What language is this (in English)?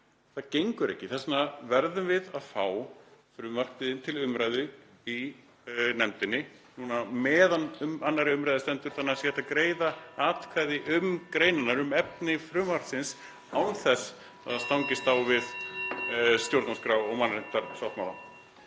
Icelandic